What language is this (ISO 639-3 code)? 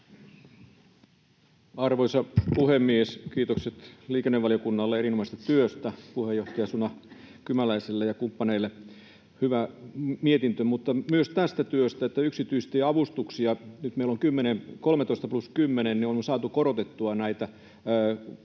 fin